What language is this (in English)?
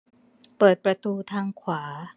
Thai